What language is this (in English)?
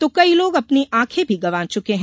Hindi